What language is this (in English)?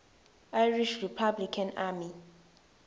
Swati